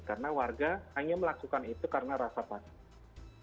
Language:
Indonesian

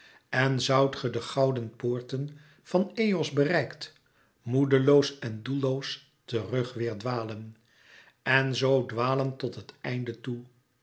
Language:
Dutch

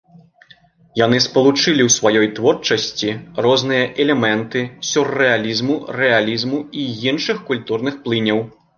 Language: Belarusian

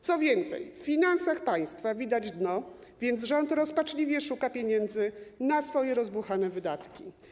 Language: Polish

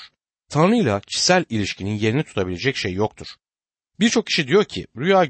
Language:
Turkish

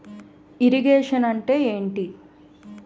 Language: Telugu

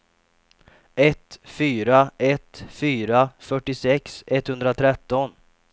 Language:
Swedish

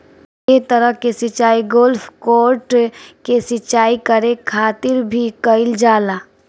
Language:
Bhojpuri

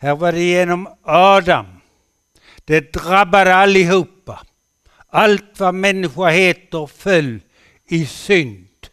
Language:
Swedish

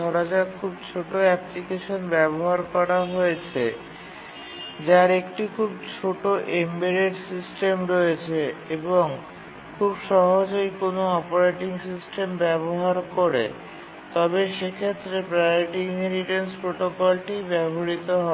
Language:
Bangla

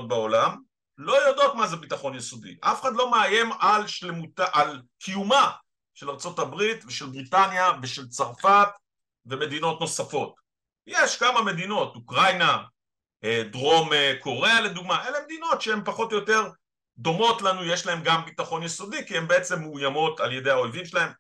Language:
Hebrew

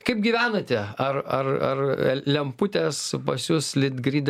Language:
Lithuanian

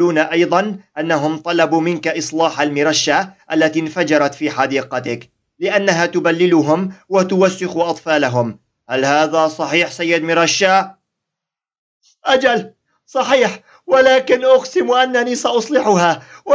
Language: Arabic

